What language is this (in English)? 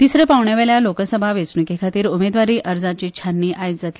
Konkani